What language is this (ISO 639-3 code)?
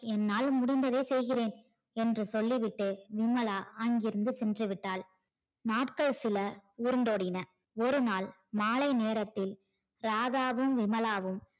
tam